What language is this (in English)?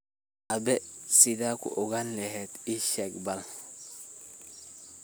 Somali